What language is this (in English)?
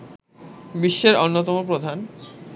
Bangla